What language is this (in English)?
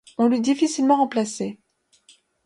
French